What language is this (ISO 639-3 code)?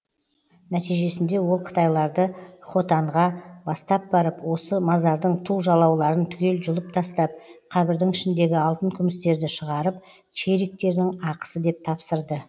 kaz